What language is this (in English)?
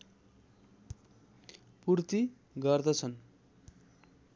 Nepali